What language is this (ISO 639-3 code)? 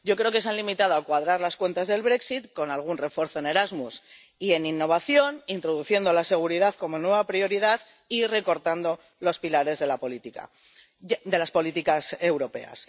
spa